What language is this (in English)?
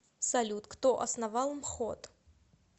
Russian